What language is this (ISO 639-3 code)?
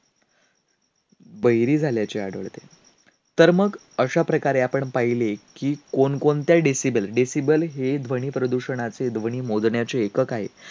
mar